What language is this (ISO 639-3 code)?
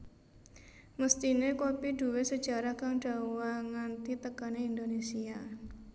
jav